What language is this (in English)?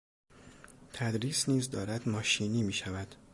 Persian